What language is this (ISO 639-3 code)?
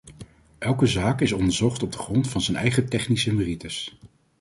nld